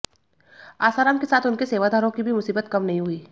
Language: Hindi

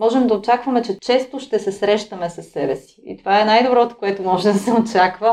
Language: Bulgarian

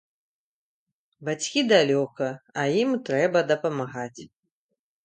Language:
Belarusian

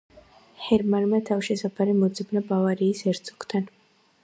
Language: Georgian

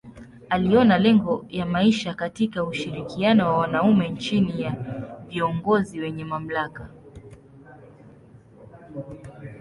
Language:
Swahili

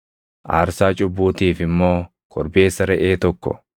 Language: Oromo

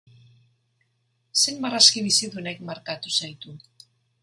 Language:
Basque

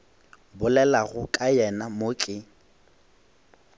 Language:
Northern Sotho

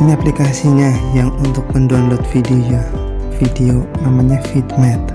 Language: Indonesian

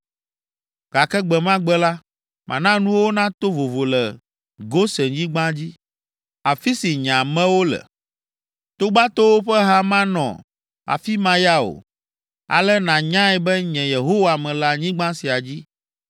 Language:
Ewe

